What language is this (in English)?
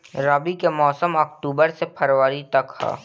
Bhojpuri